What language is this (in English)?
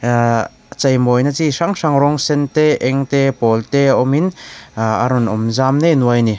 Mizo